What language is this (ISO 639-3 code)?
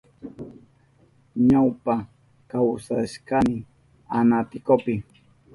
qup